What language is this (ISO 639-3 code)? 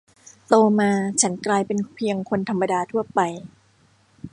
tha